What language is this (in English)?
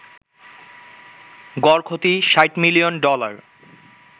Bangla